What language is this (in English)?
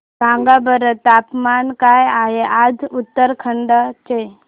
Marathi